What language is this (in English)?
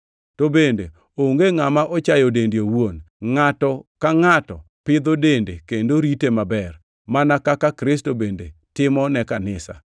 Luo (Kenya and Tanzania)